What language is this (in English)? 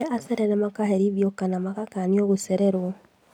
Kikuyu